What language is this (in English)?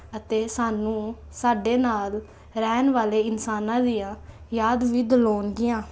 Punjabi